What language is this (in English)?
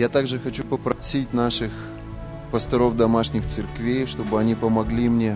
Russian